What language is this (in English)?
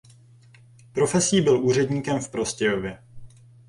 Czech